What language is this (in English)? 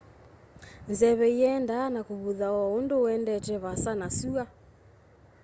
Kamba